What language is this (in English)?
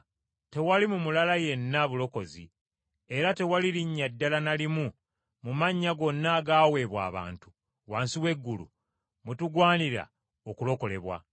Ganda